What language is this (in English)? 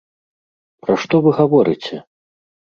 Belarusian